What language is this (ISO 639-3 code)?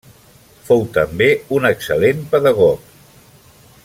cat